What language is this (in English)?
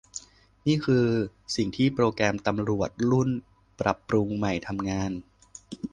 Thai